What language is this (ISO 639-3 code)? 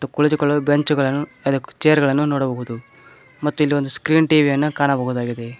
kan